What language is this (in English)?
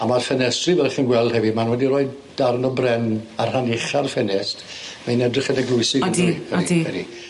Welsh